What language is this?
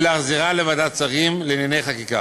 Hebrew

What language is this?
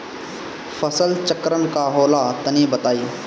Bhojpuri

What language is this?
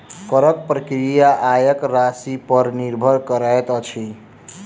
Maithili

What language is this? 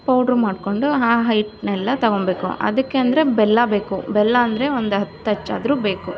Kannada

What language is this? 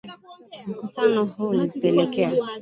Swahili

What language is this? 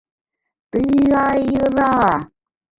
Mari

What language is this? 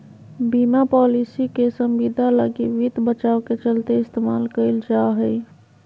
Magahi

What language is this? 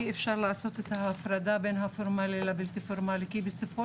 Hebrew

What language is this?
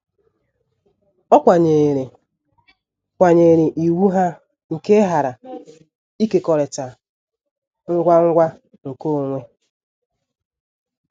Igbo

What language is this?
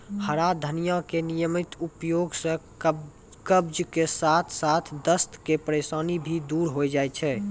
Maithili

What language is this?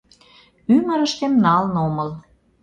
Mari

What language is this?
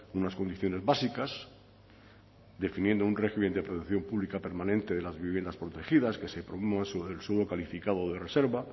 Spanish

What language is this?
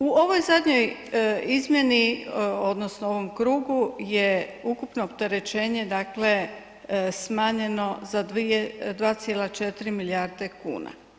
Croatian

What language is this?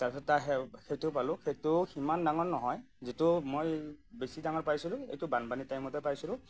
Assamese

